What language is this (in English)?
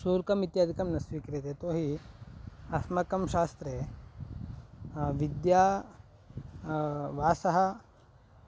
Sanskrit